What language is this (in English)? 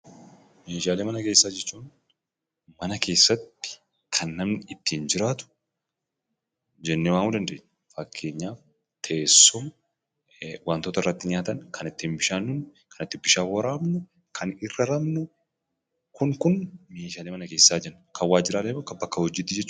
Oromo